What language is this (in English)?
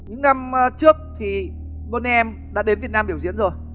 Vietnamese